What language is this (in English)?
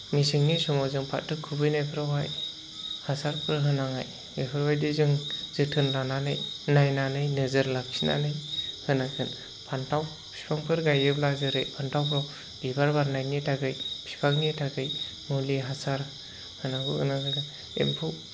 Bodo